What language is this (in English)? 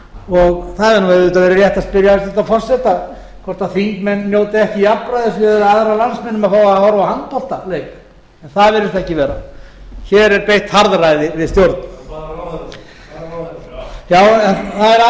Icelandic